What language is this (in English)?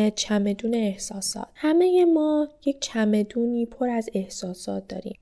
Persian